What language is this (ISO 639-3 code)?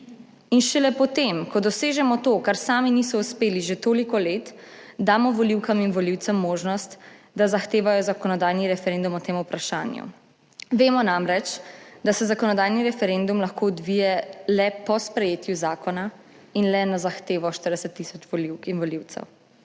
slv